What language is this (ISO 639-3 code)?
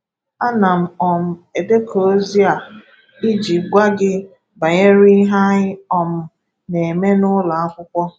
ibo